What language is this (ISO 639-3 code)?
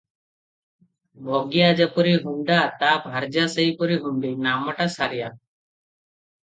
ori